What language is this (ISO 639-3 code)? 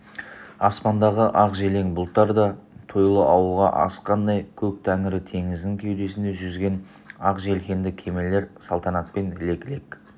kaz